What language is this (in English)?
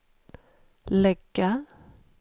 Swedish